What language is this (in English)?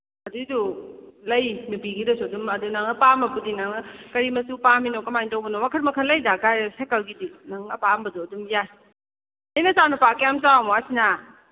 Manipuri